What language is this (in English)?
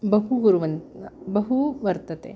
Sanskrit